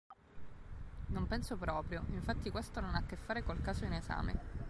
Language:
Italian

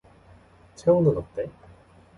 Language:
Korean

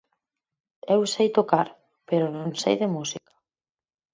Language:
Galician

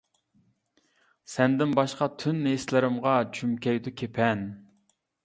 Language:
Uyghur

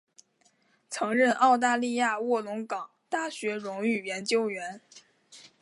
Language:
Chinese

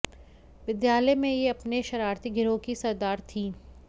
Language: Hindi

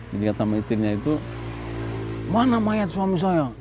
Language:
Indonesian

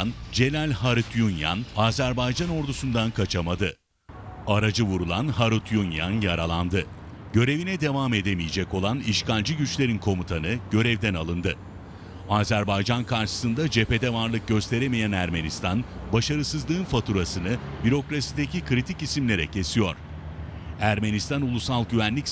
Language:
Turkish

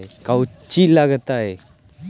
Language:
Magahi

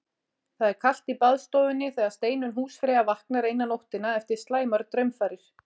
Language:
Icelandic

